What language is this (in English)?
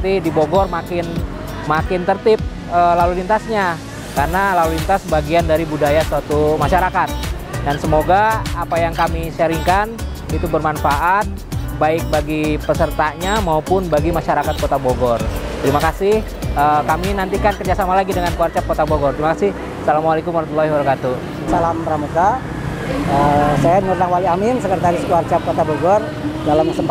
Indonesian